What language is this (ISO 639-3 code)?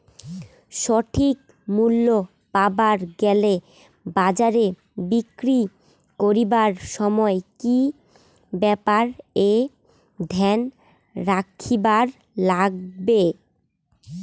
ben